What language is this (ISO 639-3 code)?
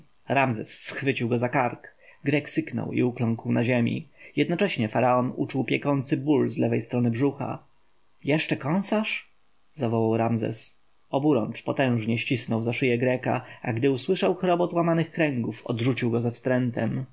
pol